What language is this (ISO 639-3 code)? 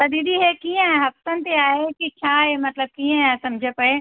snd